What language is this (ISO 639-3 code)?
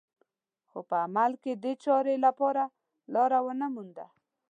pus